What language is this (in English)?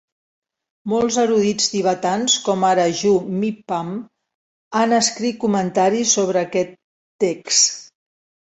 Catalan